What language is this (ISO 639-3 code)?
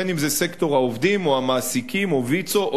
heb